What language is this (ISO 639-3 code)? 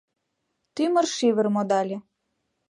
chm